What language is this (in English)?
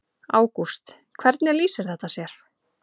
Icelandic